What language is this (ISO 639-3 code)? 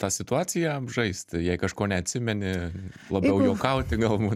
lit